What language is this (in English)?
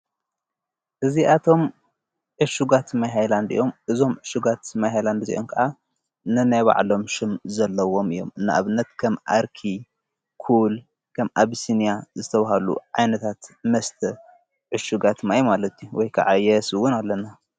Tigrinya